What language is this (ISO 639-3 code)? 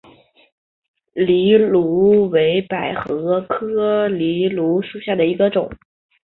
zho